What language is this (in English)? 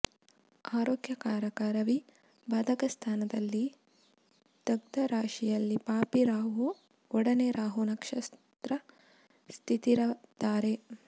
Kannada